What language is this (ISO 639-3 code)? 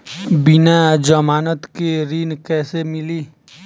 bho